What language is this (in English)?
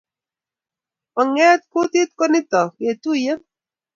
Kalenjin